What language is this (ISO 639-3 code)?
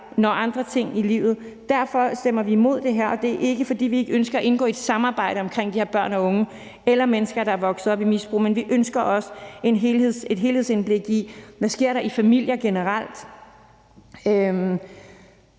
dan